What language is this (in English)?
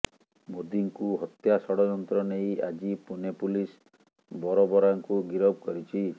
Odia